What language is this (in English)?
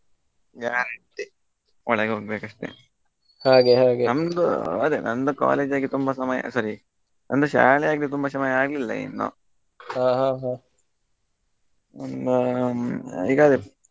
Kannada